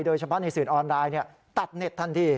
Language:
Thai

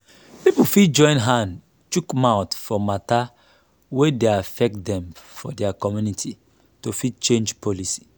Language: Nigerian Pidgin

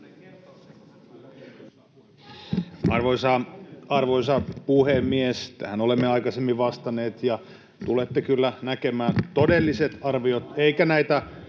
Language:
Finnish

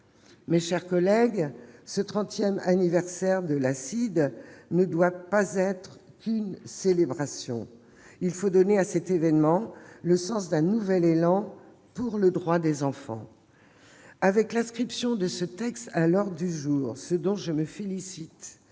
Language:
French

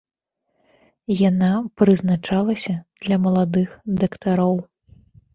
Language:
Belarusian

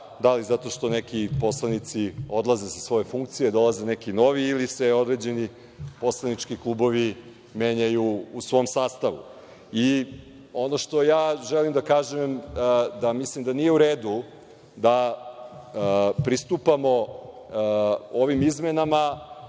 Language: Serbian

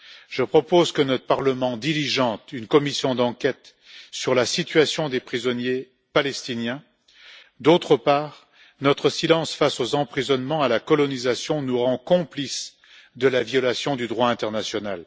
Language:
French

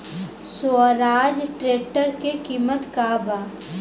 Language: Bhojpuri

